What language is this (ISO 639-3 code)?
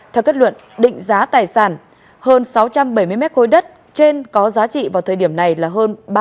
vie